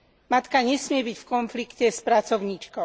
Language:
Slovak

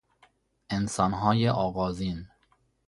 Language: Persian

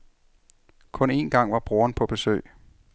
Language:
Danish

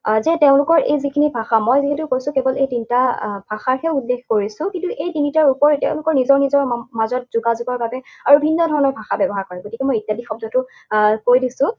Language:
Assamese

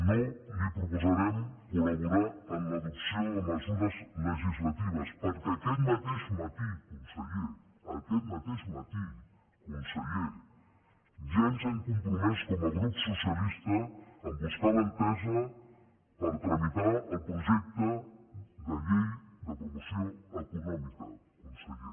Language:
Catalan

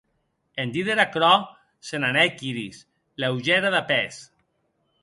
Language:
Occitan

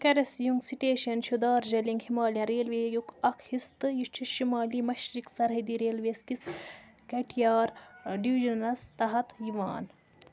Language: Kashmiri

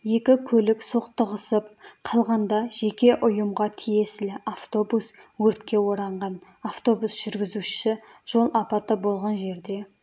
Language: Kazakh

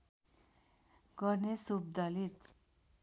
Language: Nepali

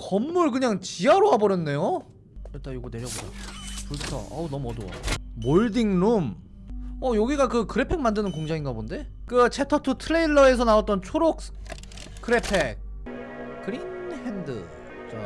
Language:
Korean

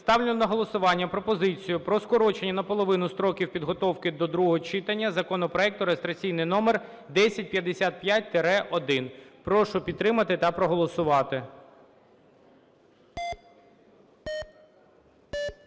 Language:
Ukrainian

